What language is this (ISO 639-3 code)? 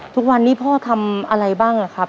tha